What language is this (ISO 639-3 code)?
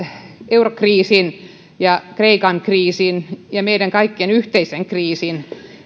fin